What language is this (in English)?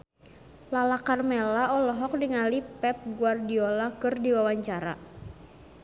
Sundanese